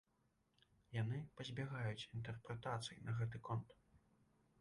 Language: Belarusian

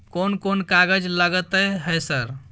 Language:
Maithili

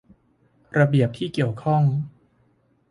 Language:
Thai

